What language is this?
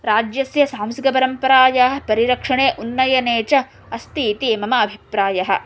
Sanskrit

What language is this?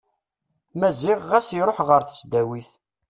Kabyle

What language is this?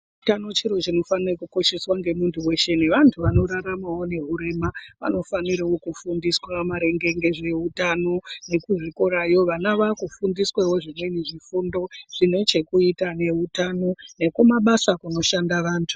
Ndau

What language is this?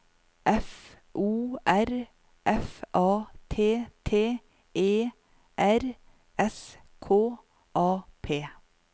Norwegian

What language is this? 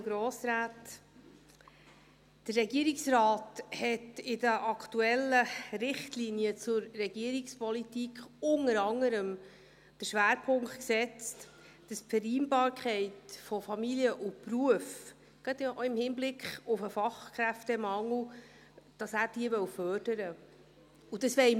Swiss German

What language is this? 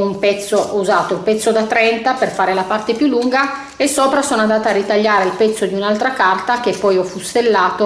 Italian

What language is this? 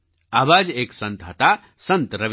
Gujarati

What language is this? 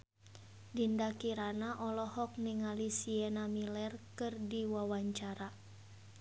Sundanese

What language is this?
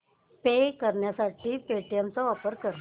Marathi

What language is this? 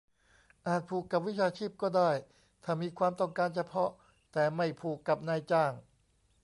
Thai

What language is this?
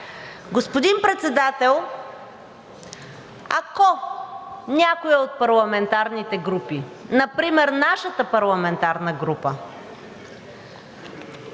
Bulgarian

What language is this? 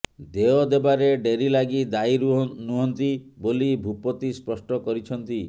Odia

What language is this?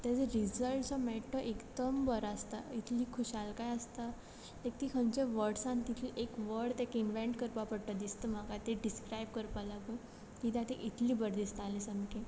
Konkani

